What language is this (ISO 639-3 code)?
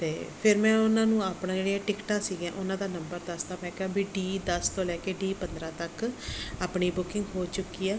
pan